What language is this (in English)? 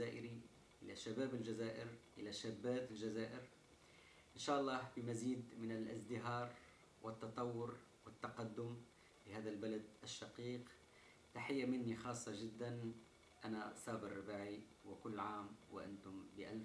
Arabic